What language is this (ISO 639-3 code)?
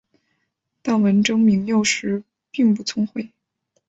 zho